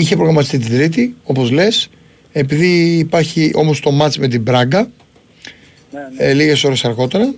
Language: Greek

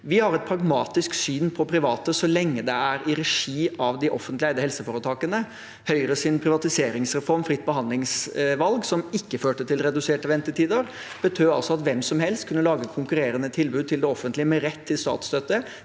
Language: Norwegian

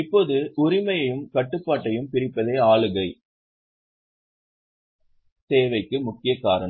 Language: Tamil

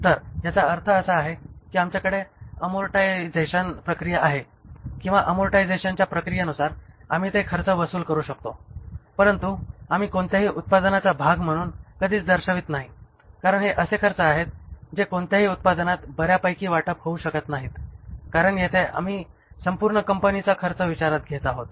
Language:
Marathi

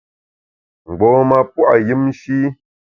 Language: Bamun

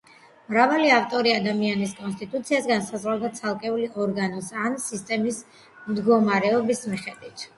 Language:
Georgian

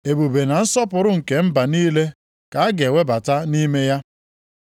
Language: Igbo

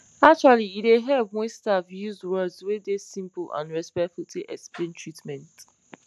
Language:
Nigerian Pidgin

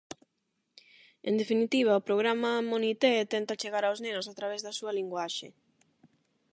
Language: Galician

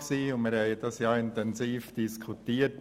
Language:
Swiss German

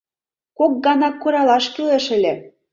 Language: Mari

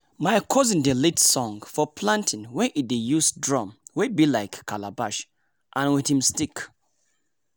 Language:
Nigerian Pidgin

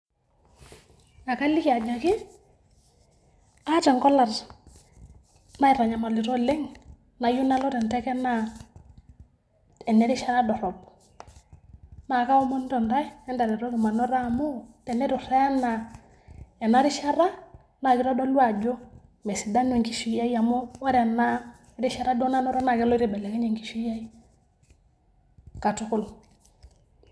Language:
Masai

